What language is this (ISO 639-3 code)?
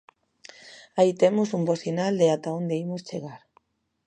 glg